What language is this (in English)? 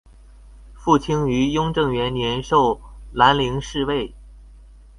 Chinese